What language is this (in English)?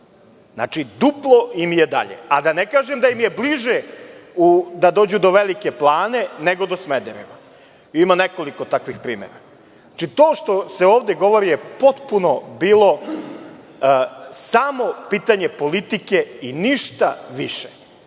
Serbian